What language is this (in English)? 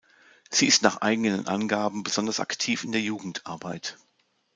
German